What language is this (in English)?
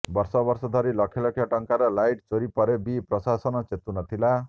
Odia